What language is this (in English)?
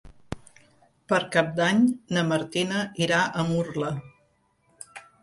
Catalan